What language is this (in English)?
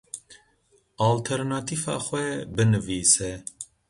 Kurdish